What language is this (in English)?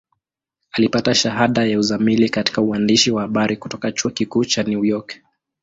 Swahili